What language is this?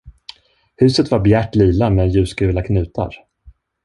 Swedish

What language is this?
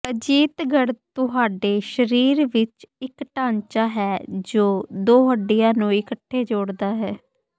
Punjabi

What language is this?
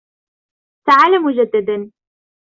Arabic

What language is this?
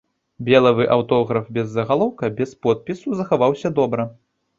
Belarusian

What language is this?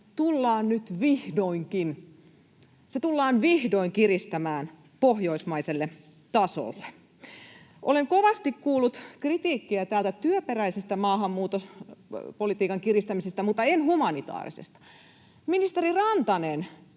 Finnish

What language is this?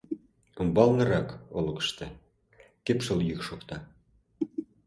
Mari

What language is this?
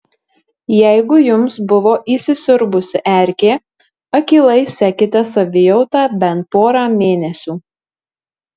Lithuanian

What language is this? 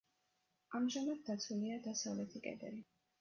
Georgian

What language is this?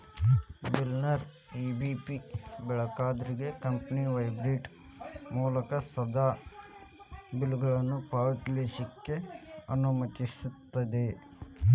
Kannada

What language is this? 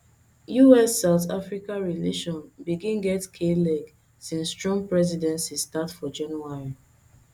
Nigerian Pidgin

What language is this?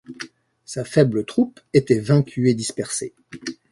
French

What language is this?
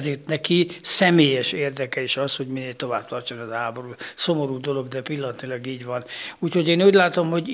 Hungarian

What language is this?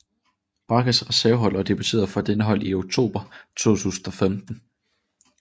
Danish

